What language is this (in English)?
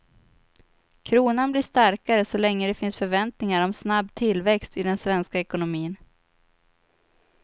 Swedish